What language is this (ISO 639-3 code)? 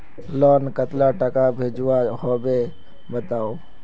mag